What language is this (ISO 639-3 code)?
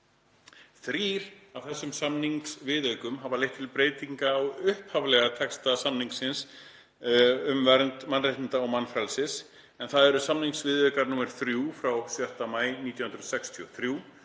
isl